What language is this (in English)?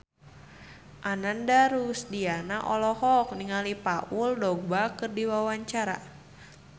Sundanese